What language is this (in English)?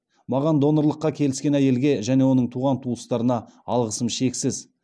Kazakh